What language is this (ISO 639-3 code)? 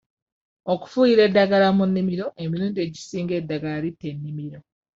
lug